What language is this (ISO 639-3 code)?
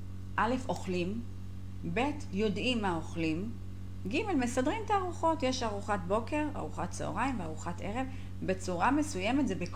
heb